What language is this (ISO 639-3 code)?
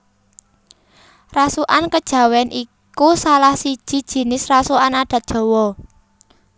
jav